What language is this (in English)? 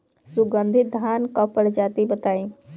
Bhojpuri